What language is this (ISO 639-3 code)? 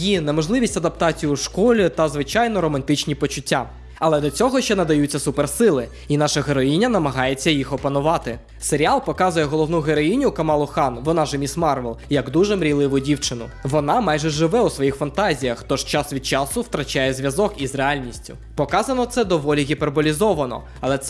ukr